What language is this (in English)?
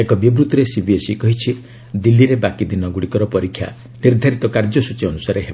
Odia